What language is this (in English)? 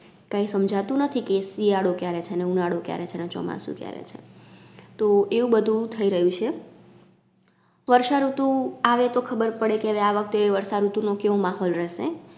Gujarati